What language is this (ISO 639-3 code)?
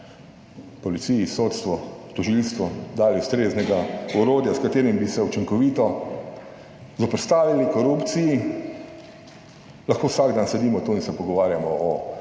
slv